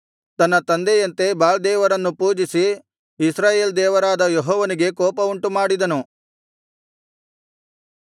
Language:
Kannada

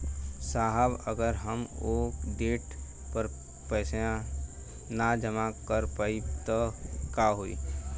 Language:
Bhojpuri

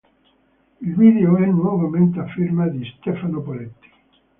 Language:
Italian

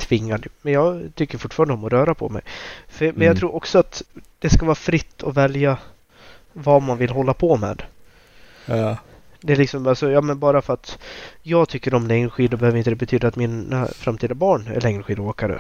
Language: Swedish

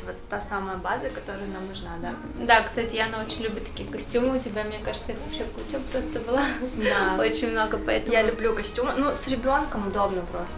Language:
Russian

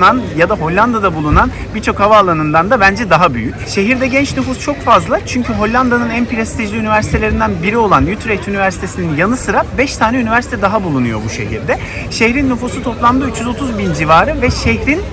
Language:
Turkish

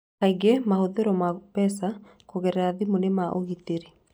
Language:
Kikuyu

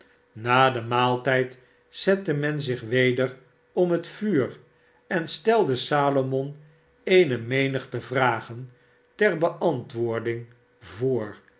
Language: Dutch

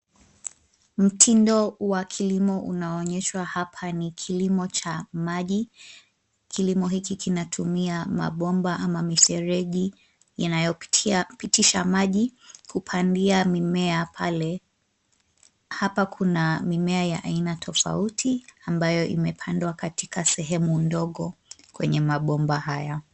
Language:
Swahili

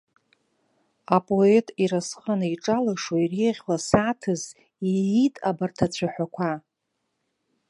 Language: Abkhazian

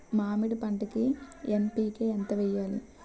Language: Telugu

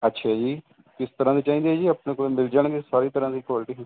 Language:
Punjabi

